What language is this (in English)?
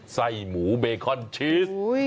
Thai